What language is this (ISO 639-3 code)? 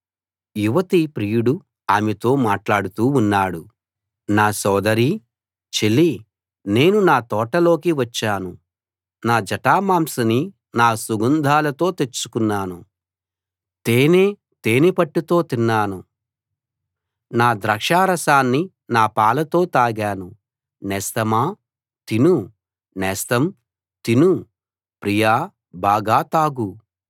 tel